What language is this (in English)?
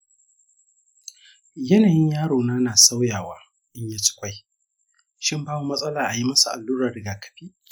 Hausa